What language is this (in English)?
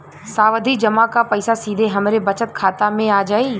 Bhojpuri